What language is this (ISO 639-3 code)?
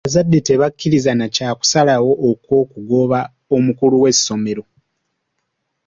lug